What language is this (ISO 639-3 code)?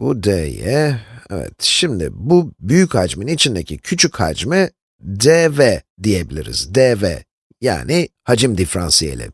tur